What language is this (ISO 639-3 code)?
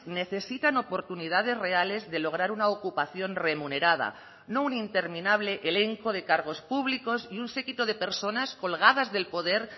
spa